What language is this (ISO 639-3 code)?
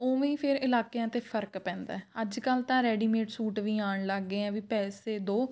pan